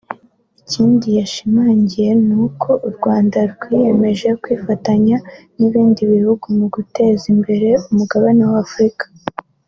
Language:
Kinyarwanda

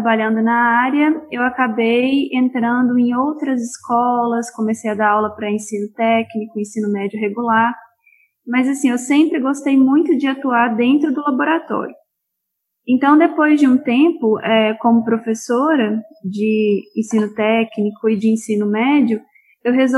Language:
Portuguese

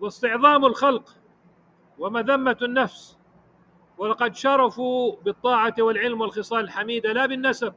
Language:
Arabic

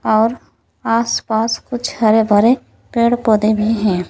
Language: Hindi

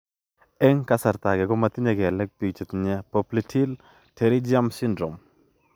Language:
Kalenjin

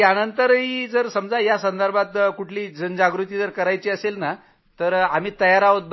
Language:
Marathi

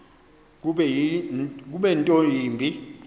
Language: Xhosa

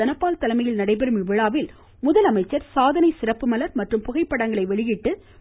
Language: Tamil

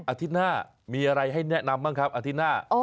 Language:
Thai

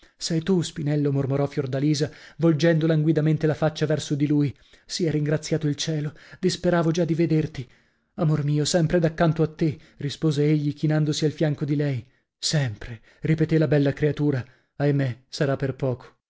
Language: Italian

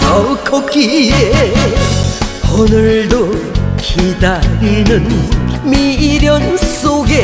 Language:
Korean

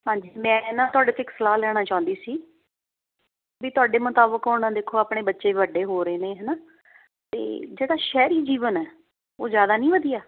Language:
Punjabi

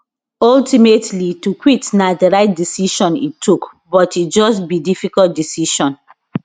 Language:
Nigerian Pidgin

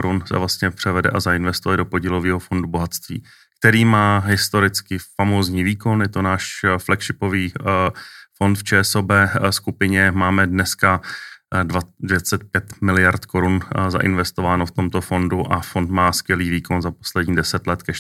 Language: Czech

